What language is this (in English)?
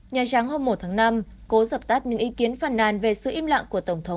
Vietnamese